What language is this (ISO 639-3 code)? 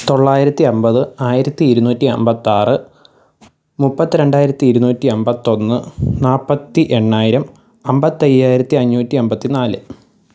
mal